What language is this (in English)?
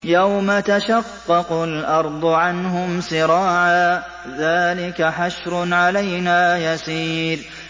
Arabic